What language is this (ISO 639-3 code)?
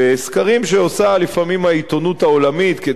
heb